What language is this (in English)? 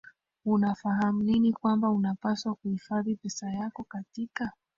Swahili